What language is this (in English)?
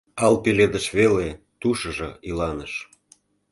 Mari